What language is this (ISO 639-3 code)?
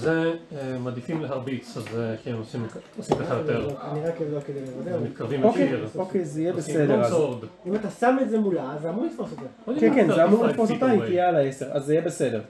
heb